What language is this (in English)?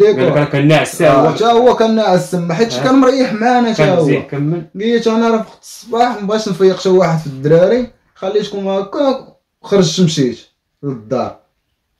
Arabic